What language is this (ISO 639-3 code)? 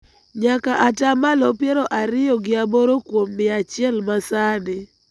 luo